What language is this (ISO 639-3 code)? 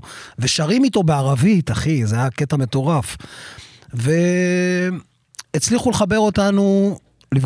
heb